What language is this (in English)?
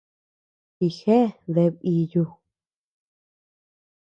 Tepeuxila Cuicatec